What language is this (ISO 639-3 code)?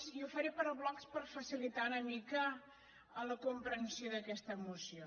cat